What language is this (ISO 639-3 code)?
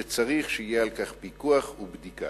heb